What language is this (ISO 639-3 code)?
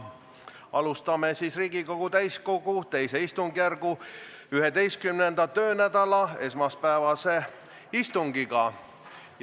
est